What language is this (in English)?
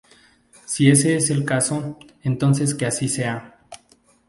Spanish